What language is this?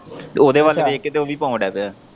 Punjabi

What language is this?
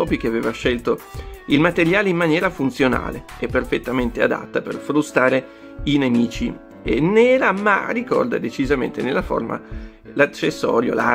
Italian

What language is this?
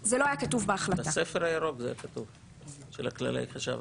Hebrew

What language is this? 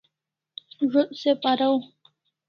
Kalasha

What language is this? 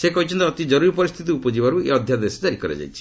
Odia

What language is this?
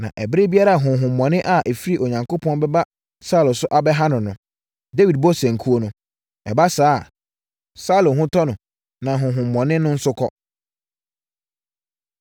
Akan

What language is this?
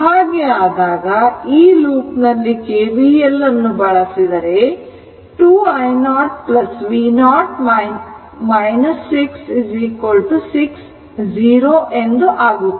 Kannada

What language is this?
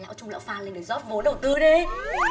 Vietnamese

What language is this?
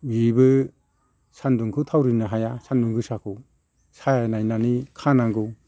Bodo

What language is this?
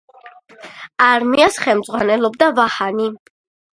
Georgian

